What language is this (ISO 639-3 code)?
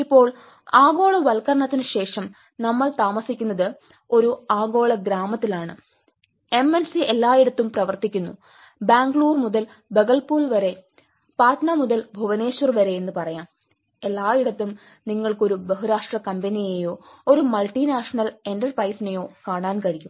mal